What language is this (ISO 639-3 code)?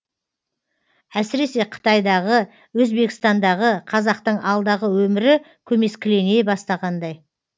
kaz